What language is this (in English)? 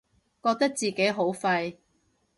Cantonese